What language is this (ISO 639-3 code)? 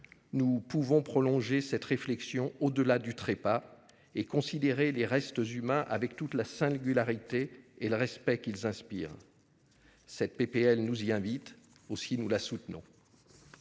fra